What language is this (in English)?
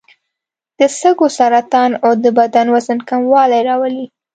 Pashto